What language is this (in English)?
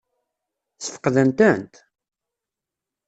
Kabyle